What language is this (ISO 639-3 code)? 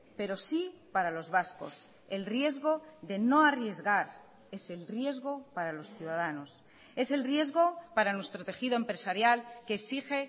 spa